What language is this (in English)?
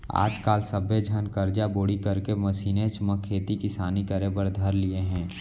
Chhattisgarhi